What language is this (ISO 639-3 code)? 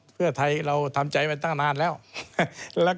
tha